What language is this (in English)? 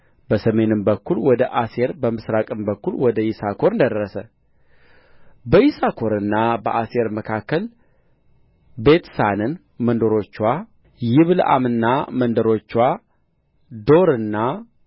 Amharic